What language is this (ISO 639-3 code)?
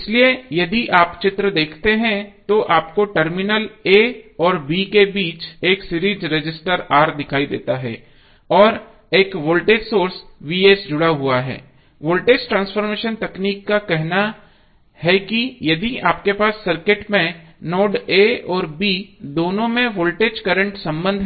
hin